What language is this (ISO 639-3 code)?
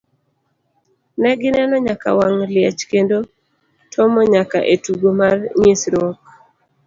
luo